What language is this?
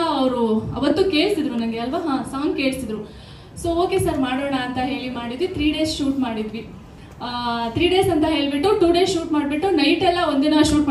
Kannada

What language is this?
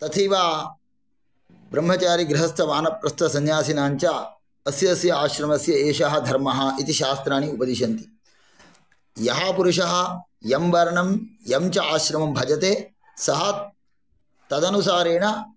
Sanskrit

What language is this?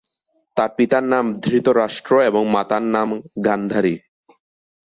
Bangla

